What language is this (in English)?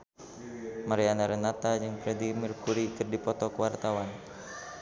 Sundanese